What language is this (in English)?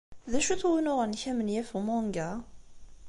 Kabyle